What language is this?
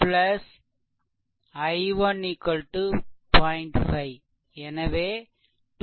Tamil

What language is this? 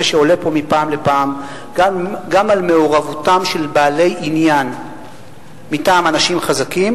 Hebrew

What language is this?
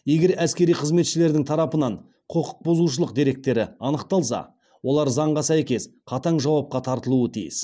Kazakh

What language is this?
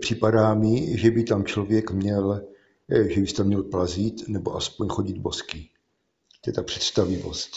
Czech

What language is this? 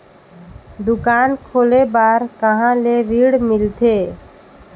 Chhattisgarhi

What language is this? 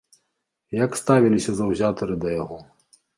Belarusian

